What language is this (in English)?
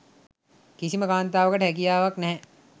Sinhala